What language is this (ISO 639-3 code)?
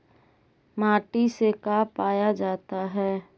mag